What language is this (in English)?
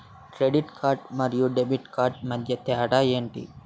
Telugu